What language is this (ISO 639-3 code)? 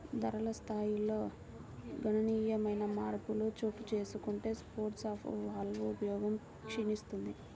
tel